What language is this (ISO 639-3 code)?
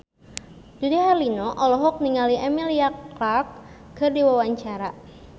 sun